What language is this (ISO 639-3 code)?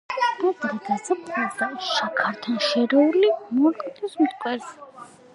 kat